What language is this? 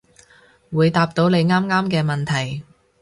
Cantonese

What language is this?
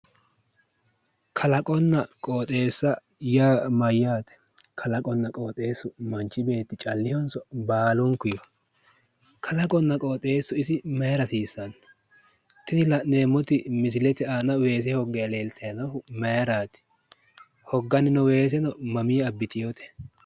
Sidamo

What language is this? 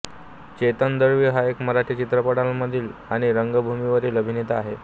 Marathi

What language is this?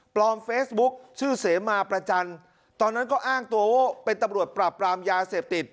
Thai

